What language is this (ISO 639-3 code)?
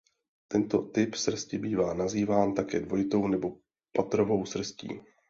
ces